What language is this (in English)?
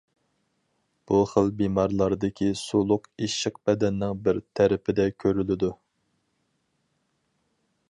Uyghur